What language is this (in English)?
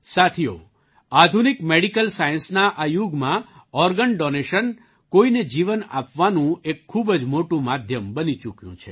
Gujarati